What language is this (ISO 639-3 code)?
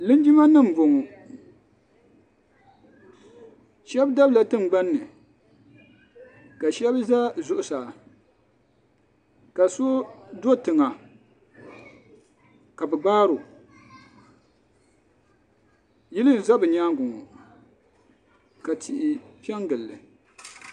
dag